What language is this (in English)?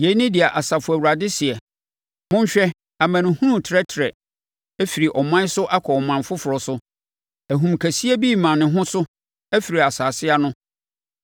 Akan